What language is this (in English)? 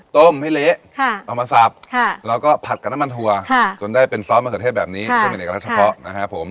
Thai